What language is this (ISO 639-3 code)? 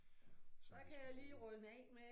dan